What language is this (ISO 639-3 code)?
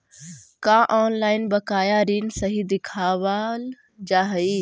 mag